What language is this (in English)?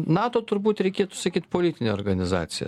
Lithuanian